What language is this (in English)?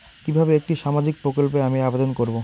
Bangla